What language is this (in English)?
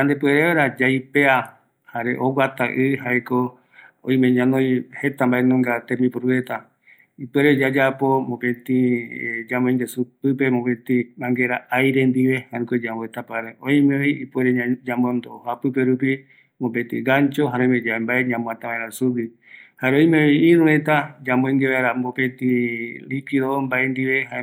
Eastern Bolivian Guaraní